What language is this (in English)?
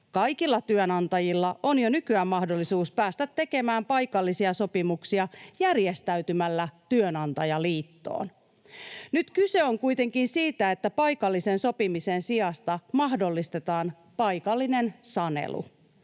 Finnish